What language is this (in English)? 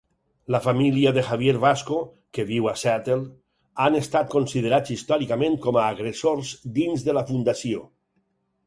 Catalan